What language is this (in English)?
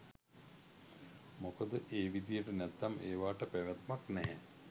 Sinhala